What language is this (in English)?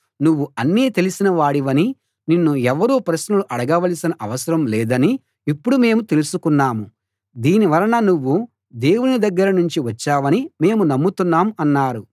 Telugu